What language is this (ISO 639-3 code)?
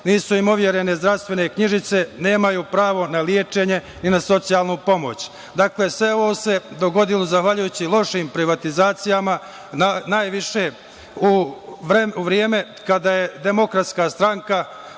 srp